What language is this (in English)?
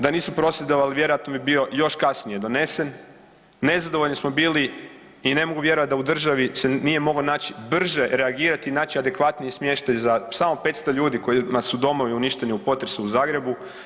Croatian